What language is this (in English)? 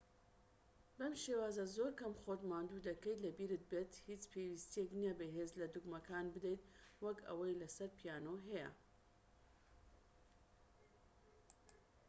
Central Kurdish